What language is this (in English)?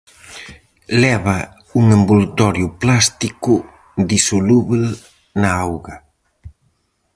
Galician